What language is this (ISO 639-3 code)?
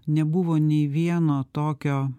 lit